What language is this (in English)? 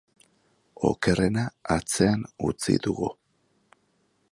Basque